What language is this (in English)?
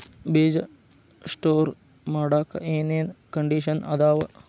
Kannada